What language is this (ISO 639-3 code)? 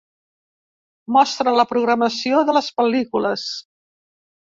cat